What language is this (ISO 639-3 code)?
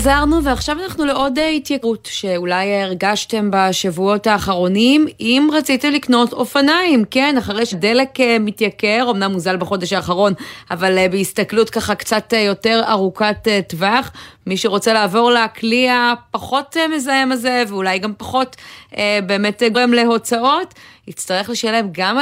heb